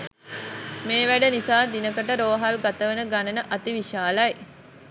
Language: Sinhala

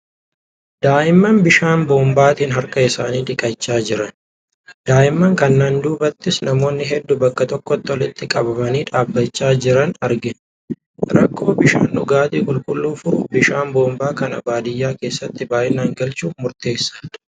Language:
Oromo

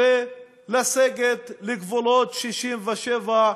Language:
Hebrew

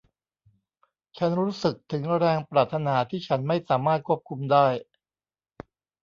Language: Thai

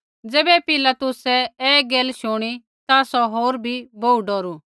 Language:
Kullu Pahari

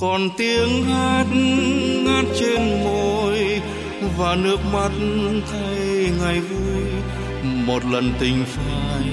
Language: Vietnamese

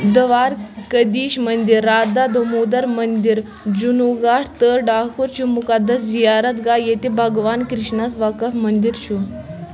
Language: Kashmiri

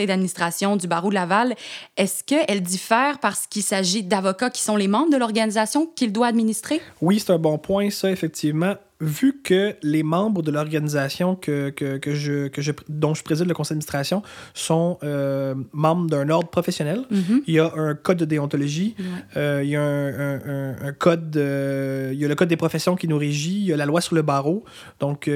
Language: French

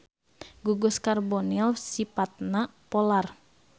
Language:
Sundanese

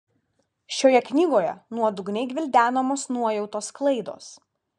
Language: Lithuanian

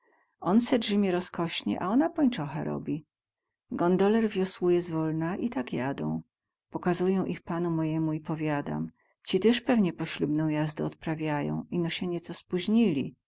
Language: Polish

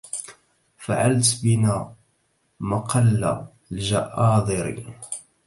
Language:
Arabic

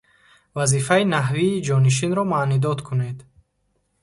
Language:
Tajik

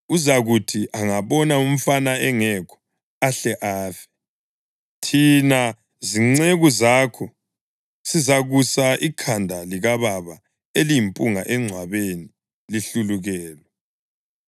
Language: North Ndebele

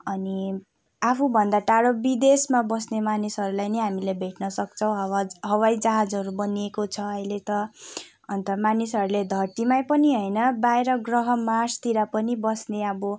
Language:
Nepali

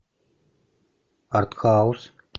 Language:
Russian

